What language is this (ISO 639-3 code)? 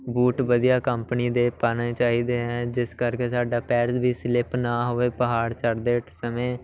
pan